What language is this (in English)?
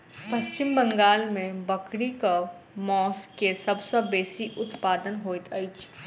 Maithili